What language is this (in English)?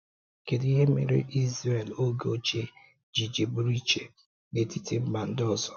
Igbo